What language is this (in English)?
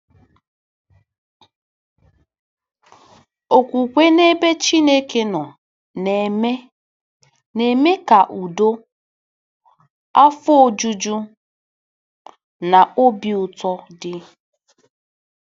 Igbo